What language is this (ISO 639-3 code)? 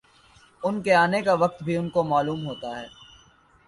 urd